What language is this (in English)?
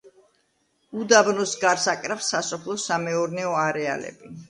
Georgian